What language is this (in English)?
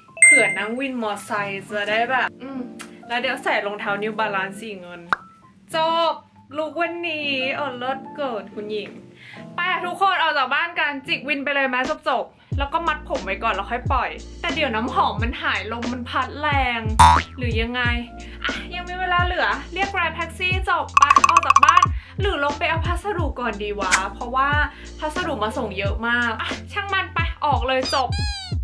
Thai